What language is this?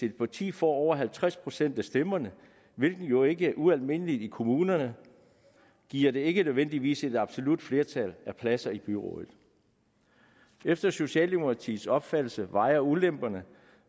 Danish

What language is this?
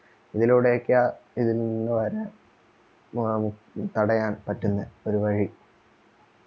Malayalam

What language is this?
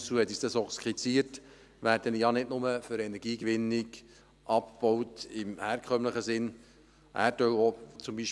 Swiss German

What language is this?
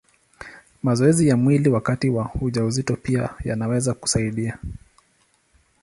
Swahili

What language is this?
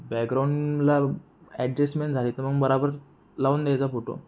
Marathi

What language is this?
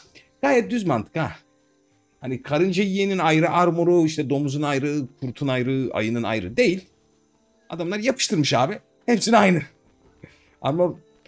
Turkish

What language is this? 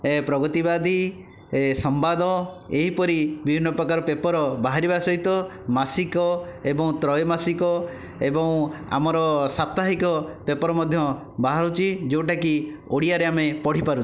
Odia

